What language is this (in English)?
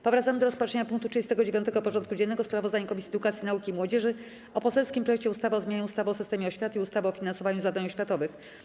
Polish